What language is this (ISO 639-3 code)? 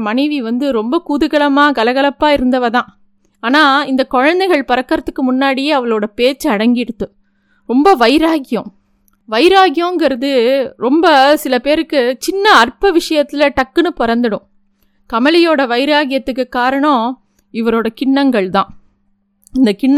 tam